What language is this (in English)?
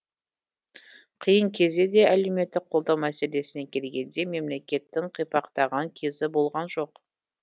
Kazakh